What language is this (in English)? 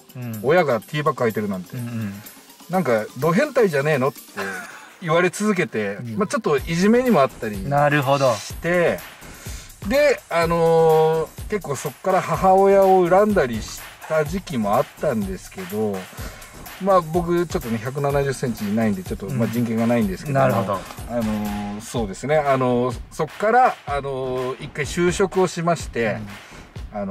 Japanese